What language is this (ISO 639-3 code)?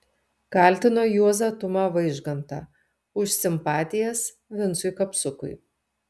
lit